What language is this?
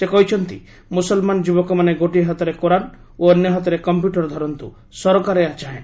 Odia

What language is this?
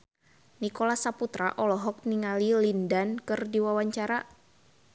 Sundanese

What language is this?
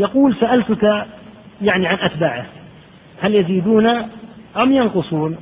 Arabic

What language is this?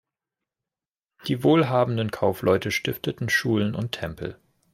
German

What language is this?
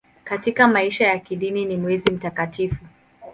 Swahili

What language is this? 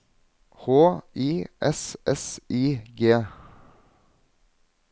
Norwegian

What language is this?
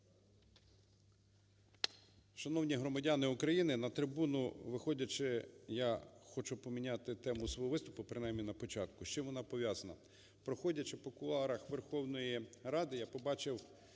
Ukrainian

